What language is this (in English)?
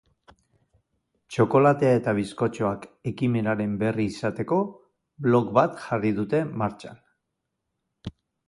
Basque